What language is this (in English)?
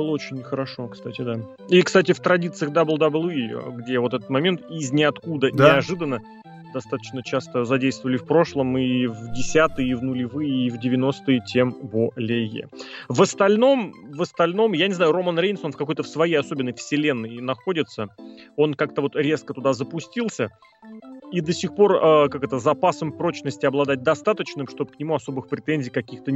Russian